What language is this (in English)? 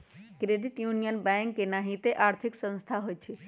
Magahi